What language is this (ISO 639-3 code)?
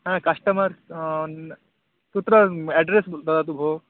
san